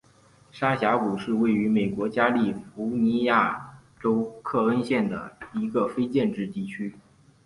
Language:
Chinese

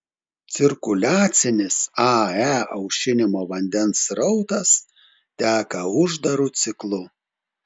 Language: Lithuanian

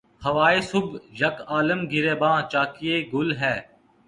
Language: Urdu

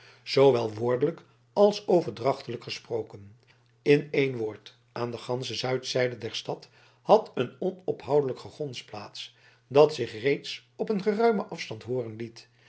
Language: Dutch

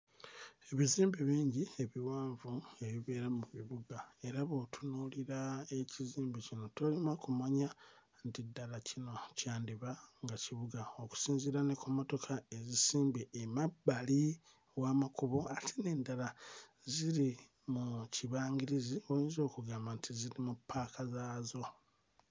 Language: Ganda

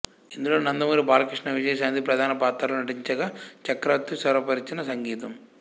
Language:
Telugu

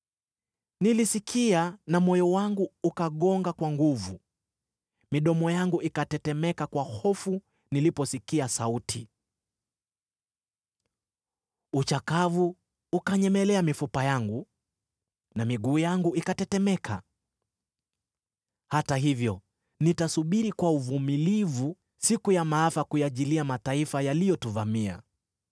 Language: Swahili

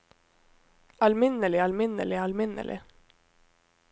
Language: Norwegian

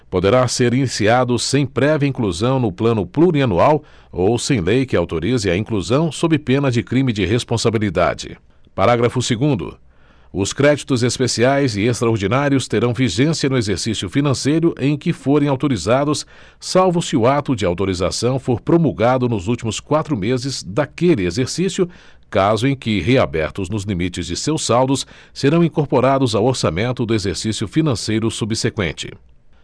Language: Portuguese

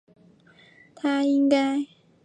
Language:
Chinese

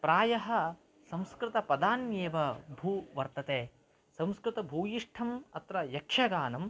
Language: Sanskrit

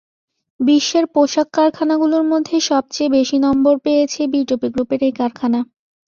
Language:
Bangla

